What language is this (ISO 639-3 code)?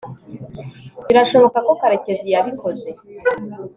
kin